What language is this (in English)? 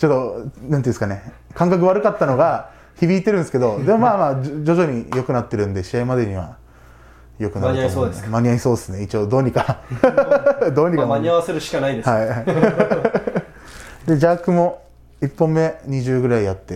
Japanese